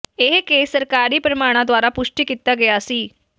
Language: Punjabi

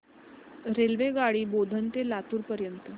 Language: Marathi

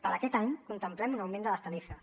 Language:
Catalan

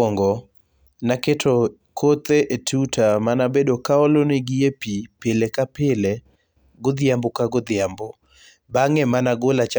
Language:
Luo (Kenya and Tanzania)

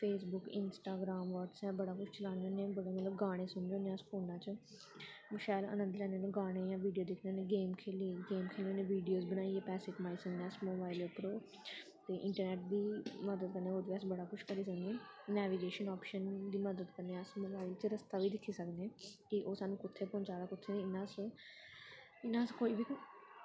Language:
Dogri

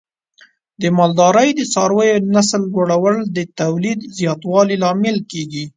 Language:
Pashto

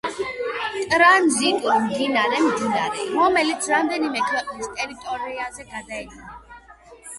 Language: Georgian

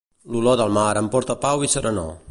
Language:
Catalan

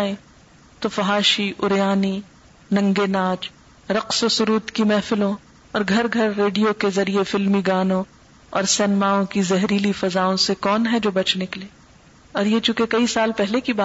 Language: Urdu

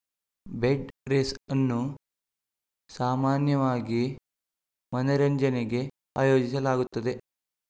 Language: Kannada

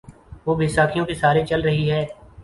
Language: Urdu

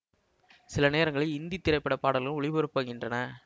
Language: Tamil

